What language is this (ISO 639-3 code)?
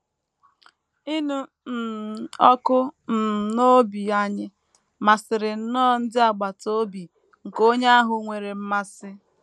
ibo